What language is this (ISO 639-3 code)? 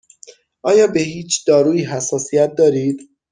fas